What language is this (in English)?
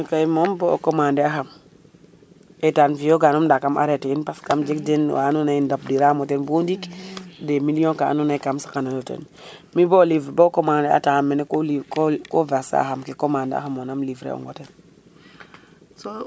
Serer